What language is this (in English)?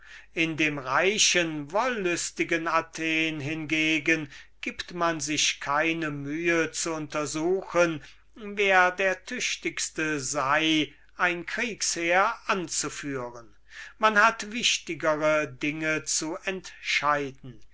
German